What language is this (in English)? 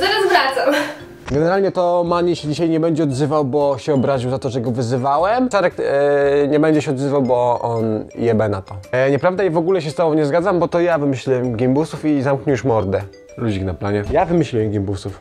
Polish